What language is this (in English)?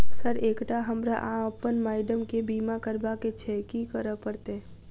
Maithili